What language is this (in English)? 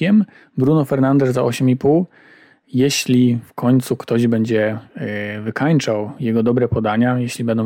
Polish